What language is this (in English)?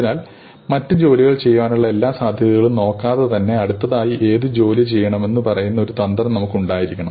Malayalam